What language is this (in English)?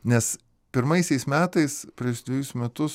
Lithuanian